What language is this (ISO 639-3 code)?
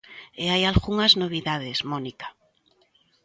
glg